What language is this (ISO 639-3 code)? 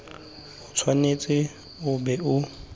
tsn